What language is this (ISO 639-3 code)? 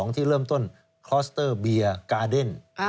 tha